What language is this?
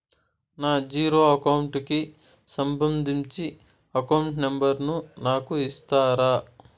Telugu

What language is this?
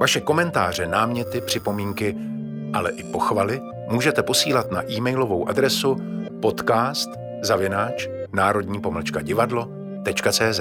Czech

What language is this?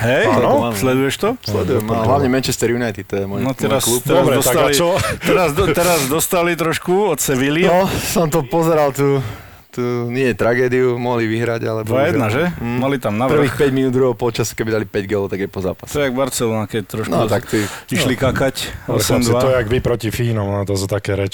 Slovak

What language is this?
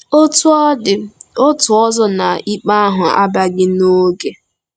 Igbo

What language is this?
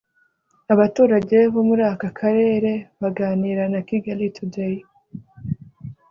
Kinyarwanda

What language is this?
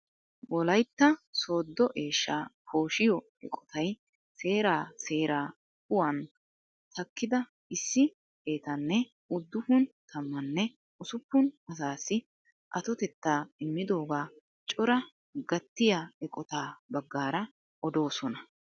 Wolaytta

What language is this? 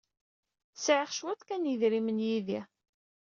Kabyle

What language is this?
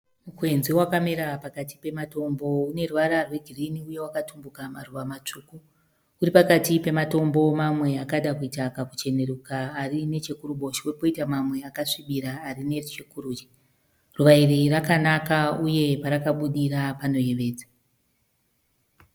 Shona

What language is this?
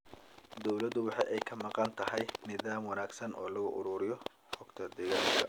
Somali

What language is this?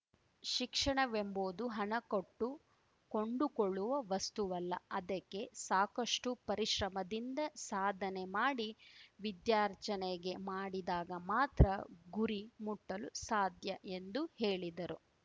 Kannada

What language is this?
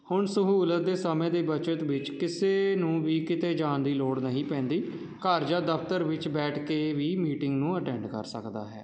Punjabi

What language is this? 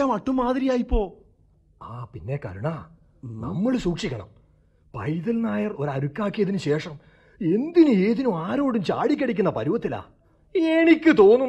Malayalam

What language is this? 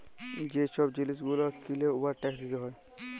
Bangla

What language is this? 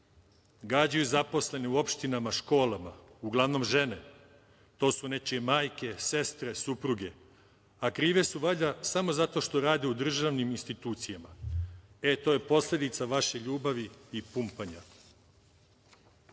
Serbian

